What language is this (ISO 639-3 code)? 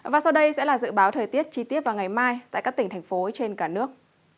vie